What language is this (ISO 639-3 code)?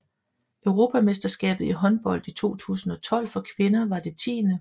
dan